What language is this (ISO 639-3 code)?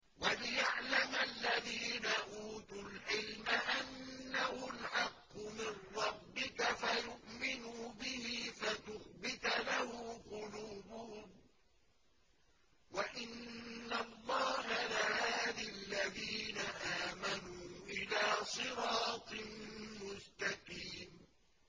ara